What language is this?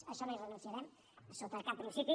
Catalan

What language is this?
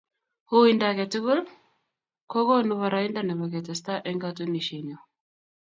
Kalenjin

